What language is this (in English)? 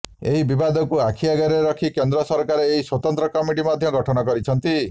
Odia